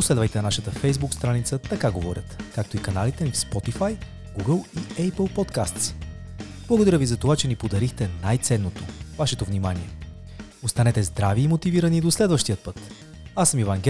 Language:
Bulgarian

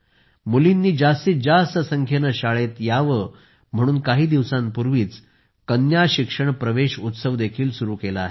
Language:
Marathi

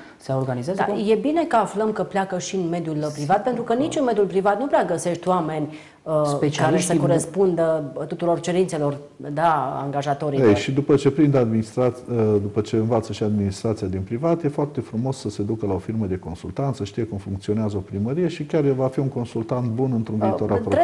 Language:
Romanian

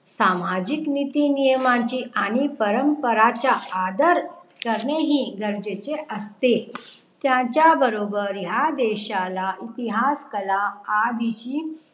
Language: Marathi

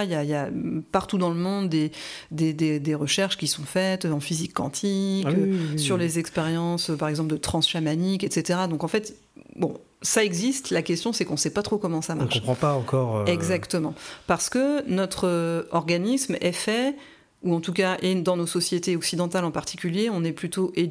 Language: French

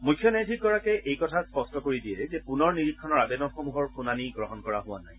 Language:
Assamese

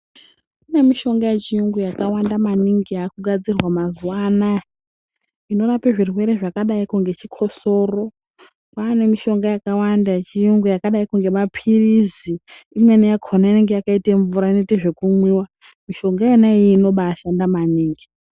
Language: Ndau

